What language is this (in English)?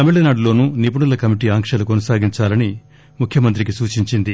Telugu